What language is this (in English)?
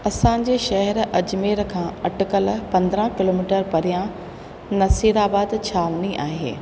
Sindhi